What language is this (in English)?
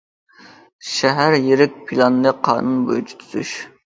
Uyghur